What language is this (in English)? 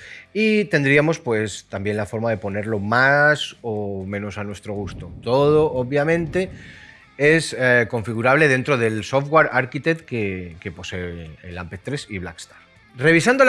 Spanish